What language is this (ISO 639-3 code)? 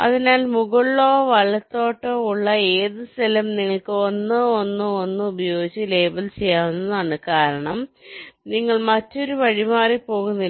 mal